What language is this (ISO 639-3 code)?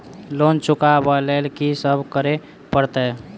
mai